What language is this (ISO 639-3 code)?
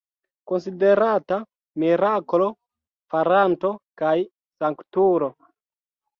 epo